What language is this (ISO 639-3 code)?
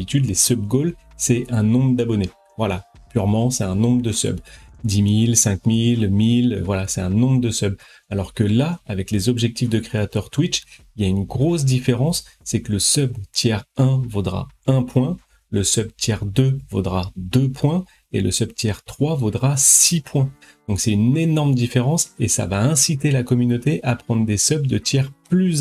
fra